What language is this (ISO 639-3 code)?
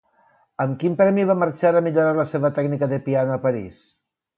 cat